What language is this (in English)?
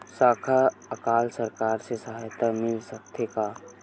Chhattisgarhi